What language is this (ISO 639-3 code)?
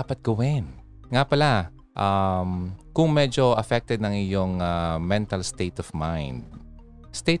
fil